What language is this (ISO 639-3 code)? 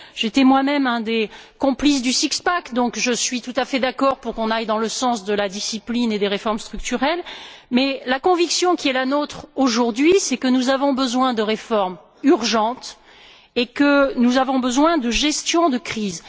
fra